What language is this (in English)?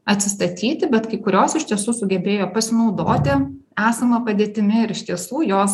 Lithuanian